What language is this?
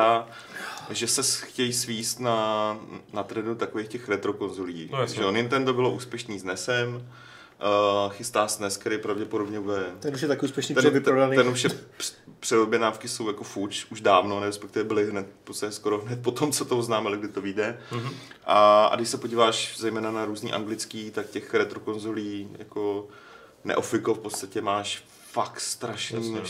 Czech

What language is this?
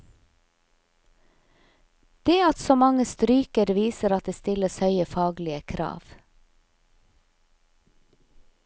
Norwegian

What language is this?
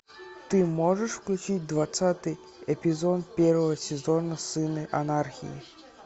Russian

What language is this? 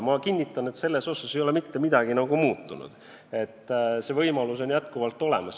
Estonian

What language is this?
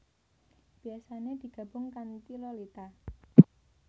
Javanese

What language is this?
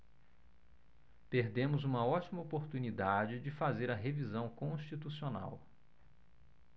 Portuguese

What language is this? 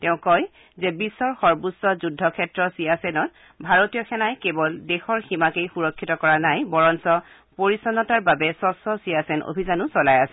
Assamese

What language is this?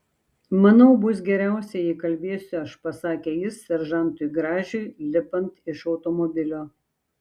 Lithuanian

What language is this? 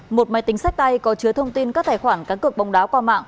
Vietnamese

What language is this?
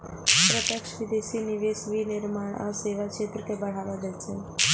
Maithili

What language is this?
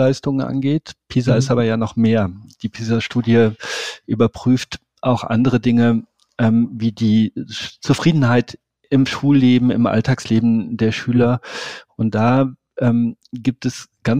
German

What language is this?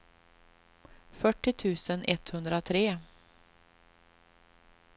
Swedish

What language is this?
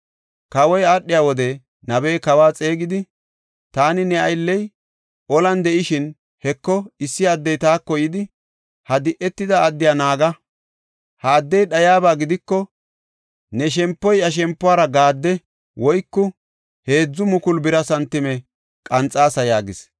Gofa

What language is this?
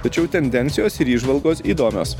Lithuanian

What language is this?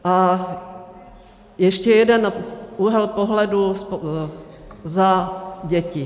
Czech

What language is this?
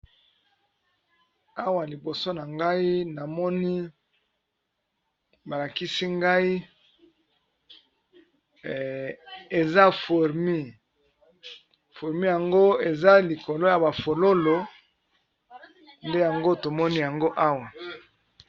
Lingala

